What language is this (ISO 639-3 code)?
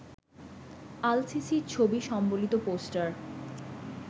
ben